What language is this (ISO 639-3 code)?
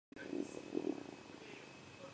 kat